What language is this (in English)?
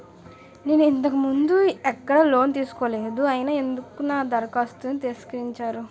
Telugu